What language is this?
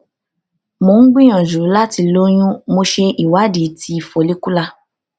Yoruba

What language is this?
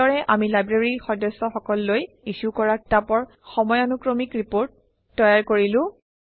Assamese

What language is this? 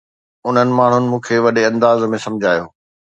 Sindhi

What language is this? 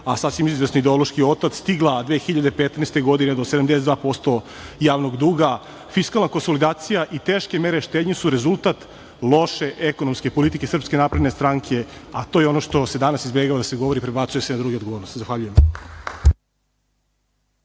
Serbian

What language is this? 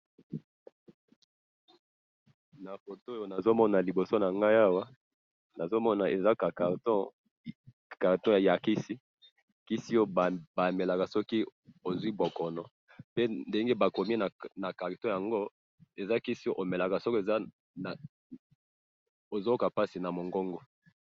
Lingala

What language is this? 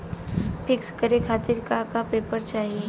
Bhojpuri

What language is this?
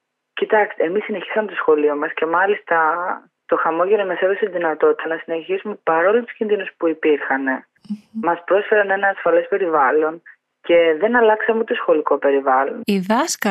Greek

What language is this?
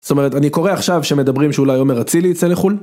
Hebrew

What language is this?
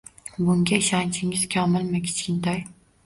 Uzbek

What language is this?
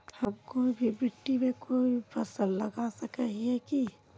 Magahi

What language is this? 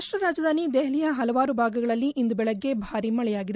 Kannada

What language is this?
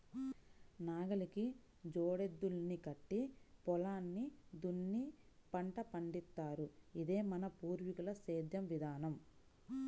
Telugu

